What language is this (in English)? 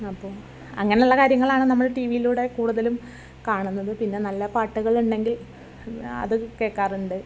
Malayalam